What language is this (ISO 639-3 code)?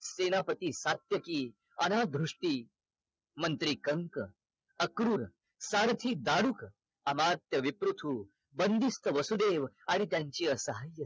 mar